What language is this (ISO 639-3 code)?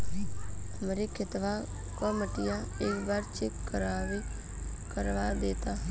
bho